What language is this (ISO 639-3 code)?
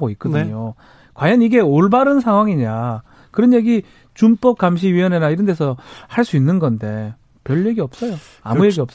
kor